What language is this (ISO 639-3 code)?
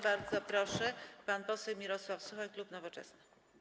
pol